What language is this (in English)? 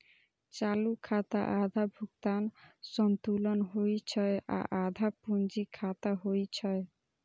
Maithili